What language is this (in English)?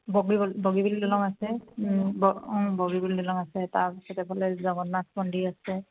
Assamese